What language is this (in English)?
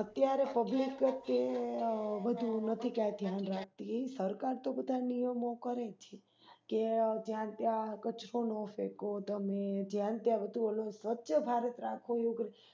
Gujarati